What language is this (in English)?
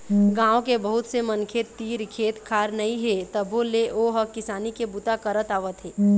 Chhattisgarhi